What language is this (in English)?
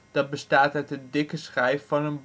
Dutch